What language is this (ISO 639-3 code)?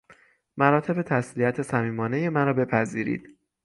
fas